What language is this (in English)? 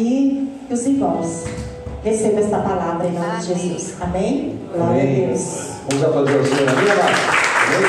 Portuguese